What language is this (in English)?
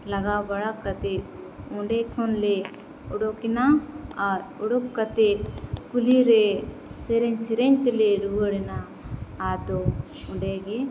Santali